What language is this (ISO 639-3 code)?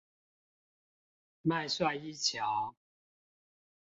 zho